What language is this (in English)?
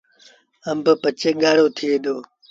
Sindhi Bhil